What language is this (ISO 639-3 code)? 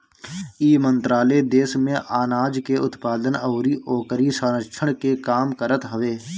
bho